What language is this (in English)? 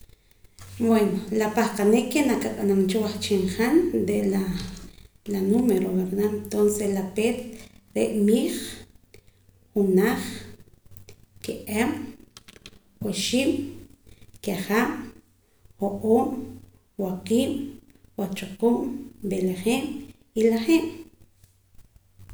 Poqomam